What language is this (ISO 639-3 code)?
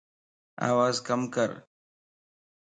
lss